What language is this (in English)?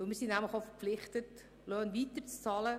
Swiss German